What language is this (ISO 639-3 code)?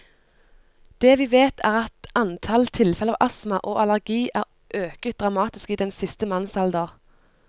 nor